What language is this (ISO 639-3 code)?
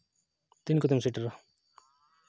sat